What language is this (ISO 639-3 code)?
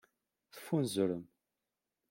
kab